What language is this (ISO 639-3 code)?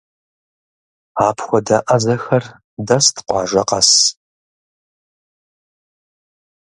kbd